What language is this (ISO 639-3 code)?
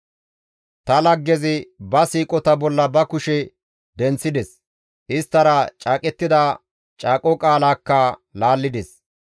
gmv